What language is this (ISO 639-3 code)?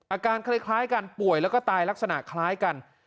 tha